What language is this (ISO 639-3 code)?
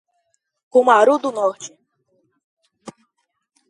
por